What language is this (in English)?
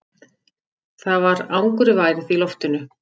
Icelandic